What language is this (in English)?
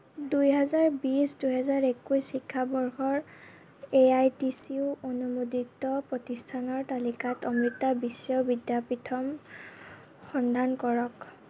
Assamese